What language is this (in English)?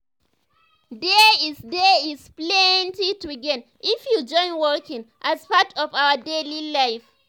Nigerian Pidgin